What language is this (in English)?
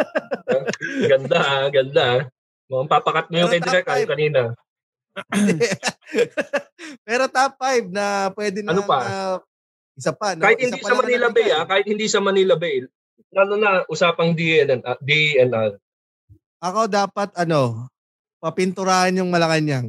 Filipino